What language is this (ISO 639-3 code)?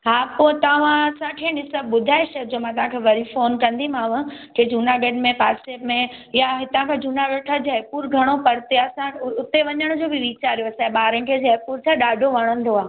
snd